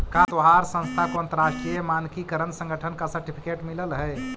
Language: Magahi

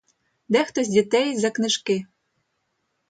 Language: Ukrainian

